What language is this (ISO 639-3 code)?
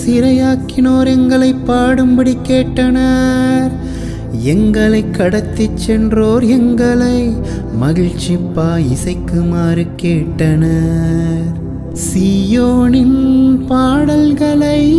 tam